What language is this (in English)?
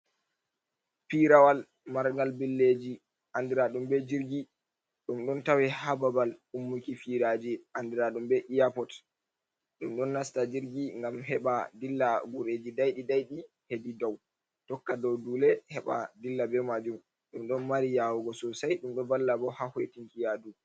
Fula